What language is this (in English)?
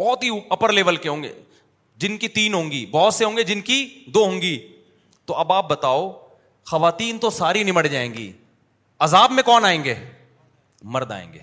Urdu